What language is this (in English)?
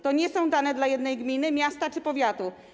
Polish